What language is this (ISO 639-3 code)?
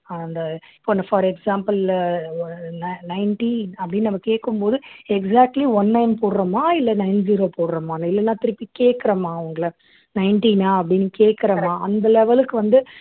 tam